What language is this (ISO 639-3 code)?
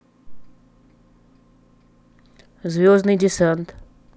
rus